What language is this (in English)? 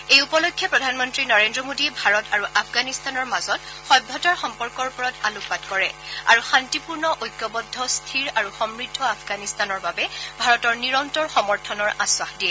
Assamese